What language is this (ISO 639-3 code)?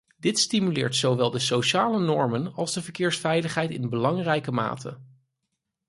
nld